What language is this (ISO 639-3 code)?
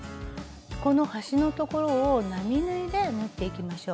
jpn